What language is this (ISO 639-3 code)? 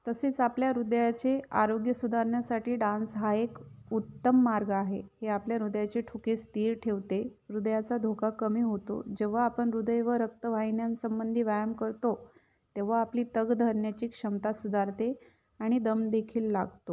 mar